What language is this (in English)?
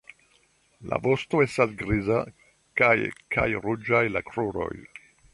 Esperanto